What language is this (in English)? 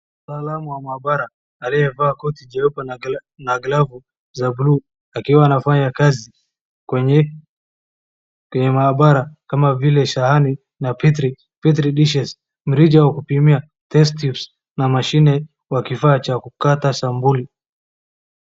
Swahili